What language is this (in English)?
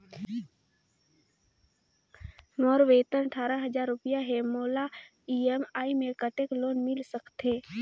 Chhattisgarhi